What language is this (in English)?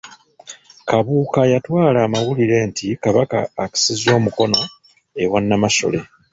Ganda